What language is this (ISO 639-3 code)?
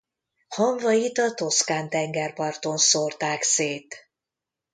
hun